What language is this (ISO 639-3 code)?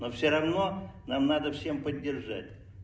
rus